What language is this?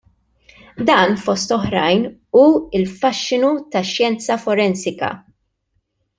Maltese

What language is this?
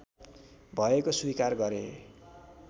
Nepali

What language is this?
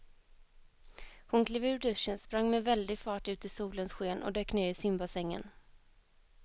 Swedish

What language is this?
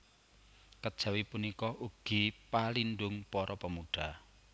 Javanese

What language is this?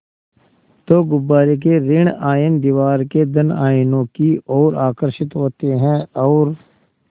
Hindi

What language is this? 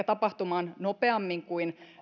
Finnish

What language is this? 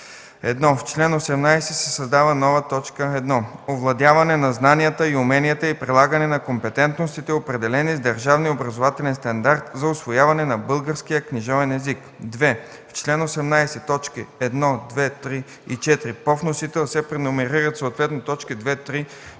Bulgarian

